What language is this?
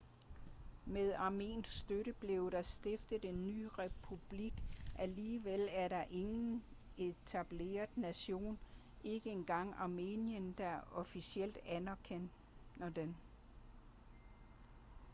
Danish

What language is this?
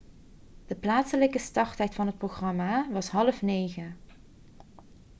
Dutch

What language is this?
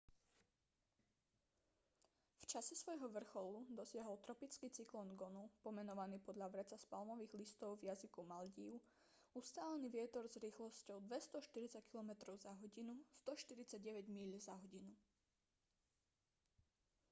Slovak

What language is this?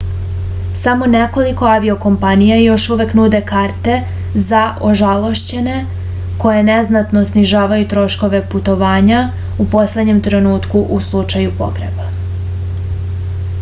Serbian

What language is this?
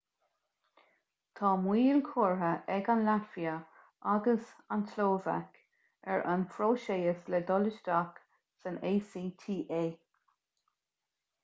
Irish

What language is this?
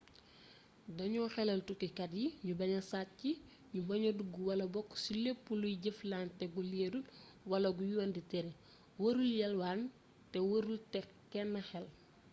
Wolof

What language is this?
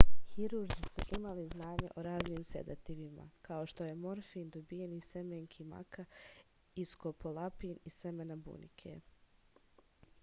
Serbian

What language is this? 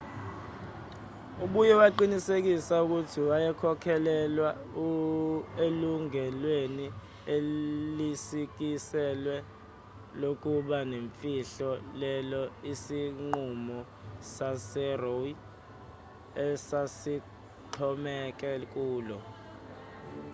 Zulu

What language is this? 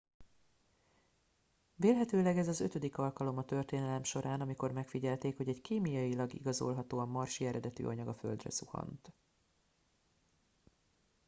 Hungarian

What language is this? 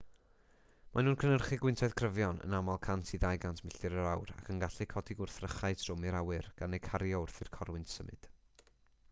Welsh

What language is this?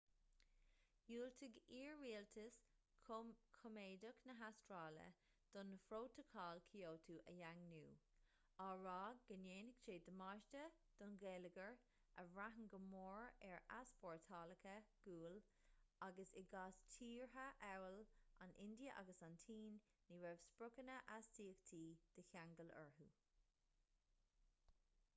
Irish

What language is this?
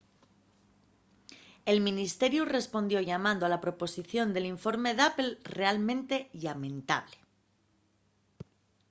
Asturian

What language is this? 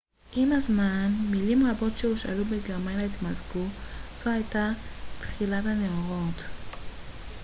Hebrew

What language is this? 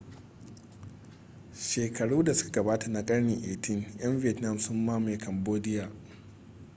Hausa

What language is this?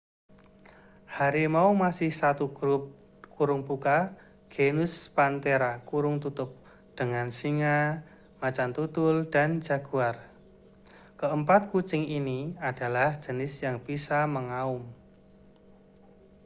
Indonesian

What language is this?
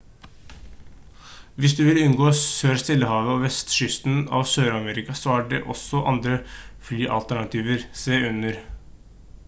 Norwegian Bokmål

